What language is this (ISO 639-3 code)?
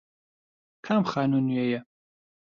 ckb